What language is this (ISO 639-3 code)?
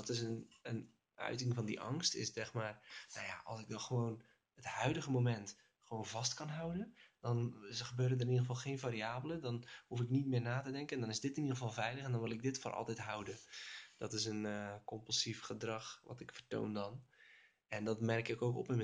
nld